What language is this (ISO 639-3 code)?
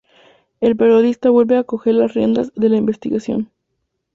spa